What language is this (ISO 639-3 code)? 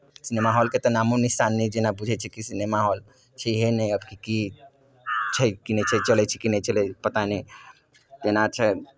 mai